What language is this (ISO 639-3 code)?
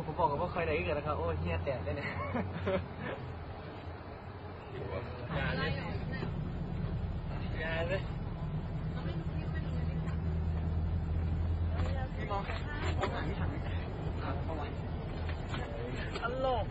tha